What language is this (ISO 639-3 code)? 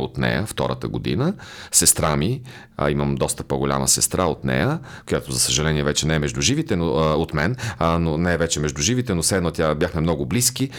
bul